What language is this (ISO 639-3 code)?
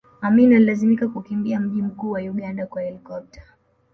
swa